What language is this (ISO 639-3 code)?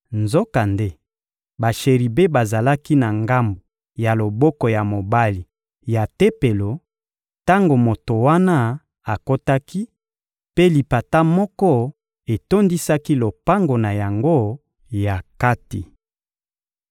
lin